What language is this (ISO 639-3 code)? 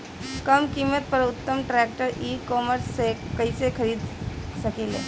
bho